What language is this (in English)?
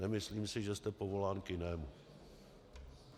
Czech